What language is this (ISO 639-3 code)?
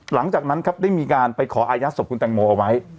tha